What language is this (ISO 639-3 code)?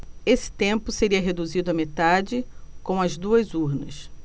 por